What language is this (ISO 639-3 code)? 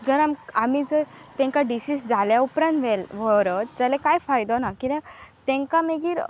kok